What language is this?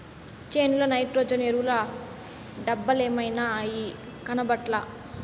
Telugu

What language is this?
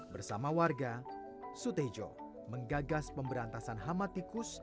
Indonesian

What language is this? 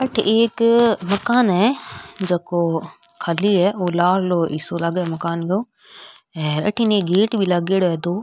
Rajasthani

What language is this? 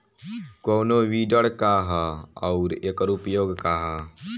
Bhojpuri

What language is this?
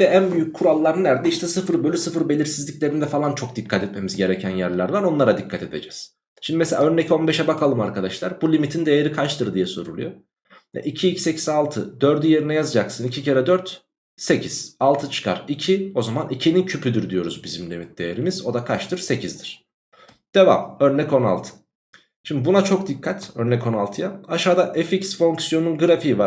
Turkish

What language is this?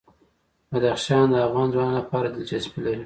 Pashto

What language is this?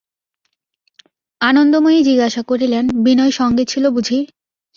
Bangla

